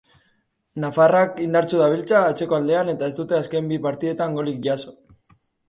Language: Basque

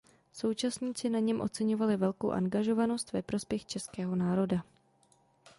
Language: Czech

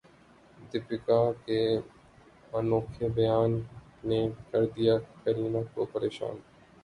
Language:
Urdu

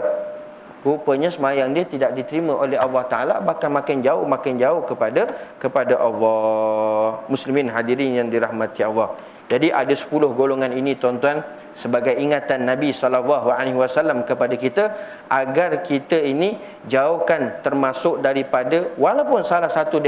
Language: Malay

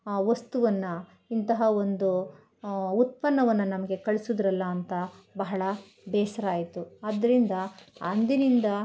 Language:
Kannada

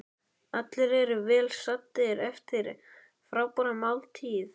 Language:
Icelandic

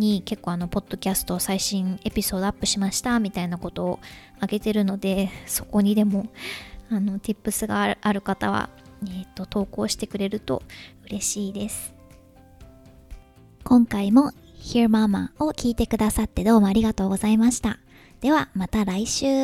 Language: Japanese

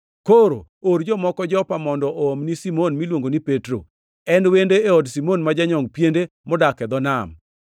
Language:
Luo (Kenya and Tanzania)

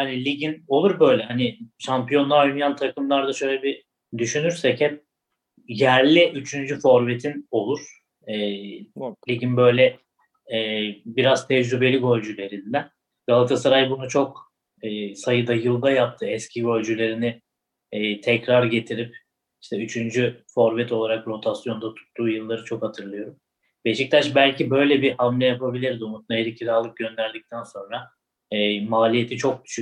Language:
Turkish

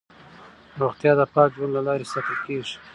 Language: Pashto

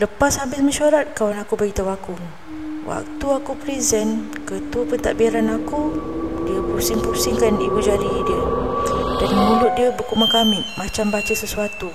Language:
Malay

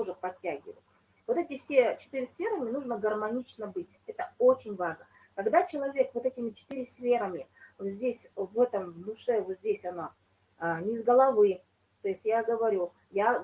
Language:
Russian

